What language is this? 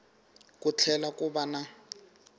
Tsonga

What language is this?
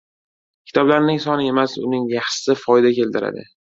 Uzbek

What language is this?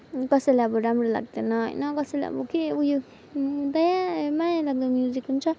Nepali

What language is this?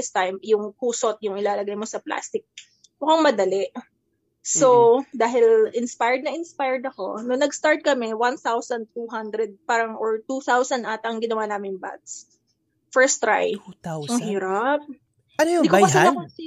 Filipino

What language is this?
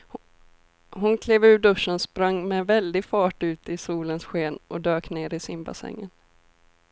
Swedish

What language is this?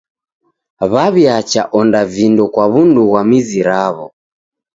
Taita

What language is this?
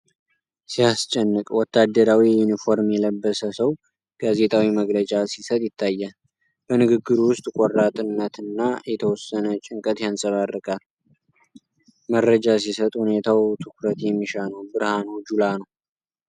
Amharic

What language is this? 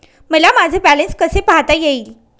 Marathi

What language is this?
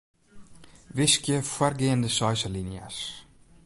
Western Frisian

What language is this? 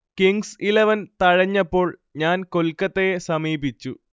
Malayalam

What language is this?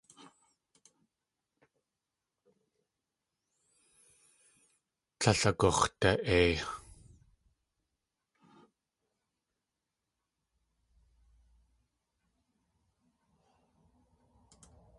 Tlingit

